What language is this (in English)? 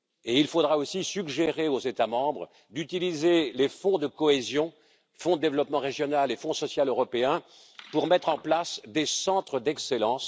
French